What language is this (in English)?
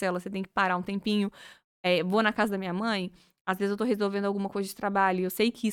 Portuguese